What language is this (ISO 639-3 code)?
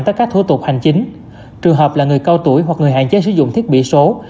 vie